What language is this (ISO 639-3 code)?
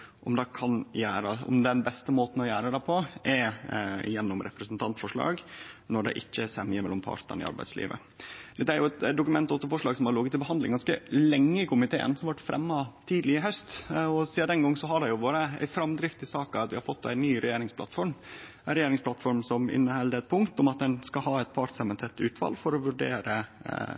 nno